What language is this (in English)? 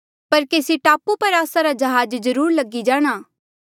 Mandeali